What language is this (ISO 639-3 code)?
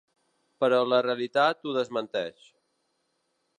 cat